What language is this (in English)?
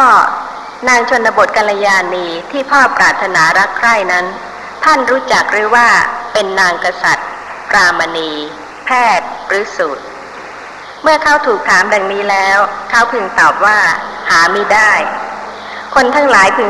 Thai